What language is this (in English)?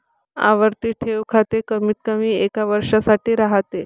Marathi